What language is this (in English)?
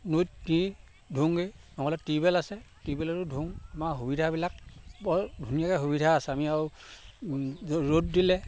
Assamese